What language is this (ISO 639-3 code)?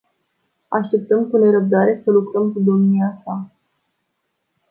ron